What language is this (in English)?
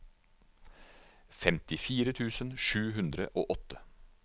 Norwegian